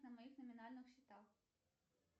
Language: Russian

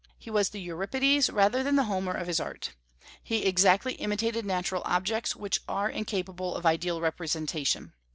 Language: English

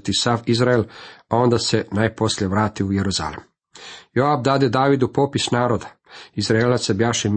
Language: Croatian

